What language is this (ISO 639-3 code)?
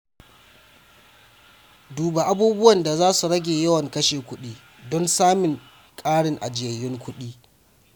hau